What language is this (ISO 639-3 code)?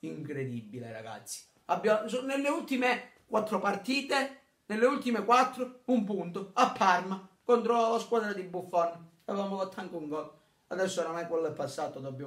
ita